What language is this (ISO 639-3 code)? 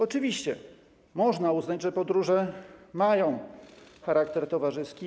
pol